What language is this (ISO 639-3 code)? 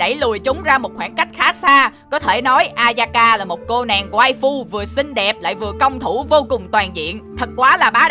vie